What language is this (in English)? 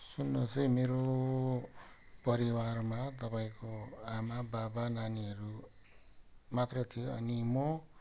Nepali